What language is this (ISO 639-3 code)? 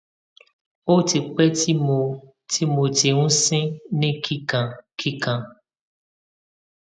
yor